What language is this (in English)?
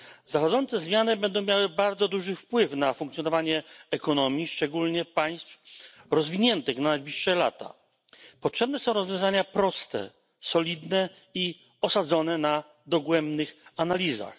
Polish